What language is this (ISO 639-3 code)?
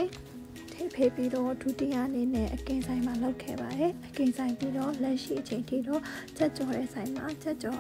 tha